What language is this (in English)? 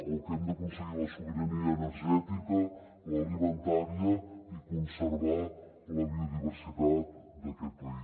Catalan